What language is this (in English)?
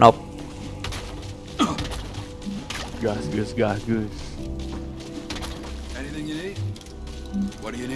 Indonesian